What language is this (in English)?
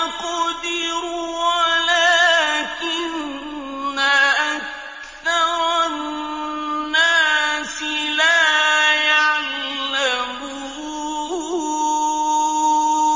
Arabic